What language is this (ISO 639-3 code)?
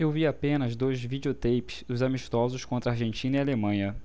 por